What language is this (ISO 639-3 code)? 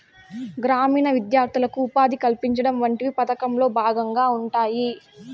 tel